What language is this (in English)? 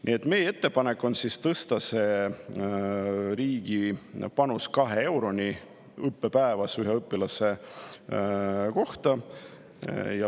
Estonian